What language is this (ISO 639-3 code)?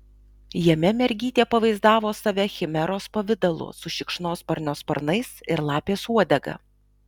lit